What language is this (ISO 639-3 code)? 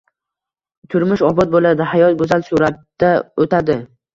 uzb